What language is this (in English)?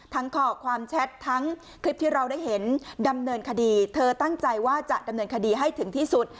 Thai